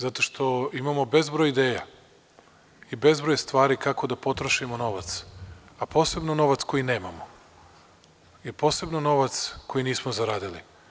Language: Serbian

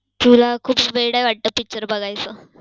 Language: Marathi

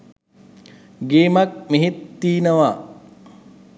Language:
Sinhala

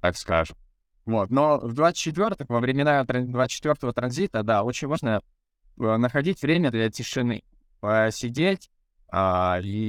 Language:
Russian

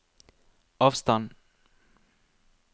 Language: Norwegian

